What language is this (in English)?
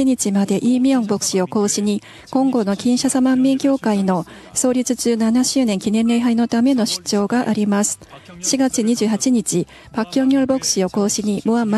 Japanese